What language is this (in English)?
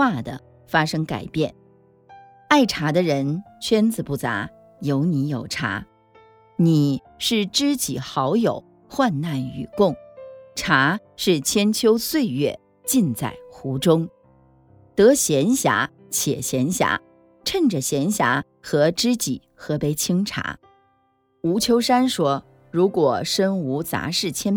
Chinese